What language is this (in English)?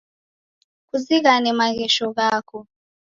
Taita